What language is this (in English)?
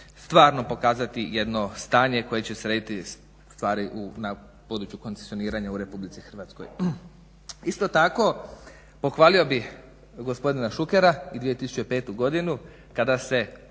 Croatian